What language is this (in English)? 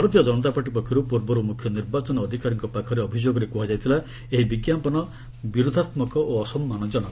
Odia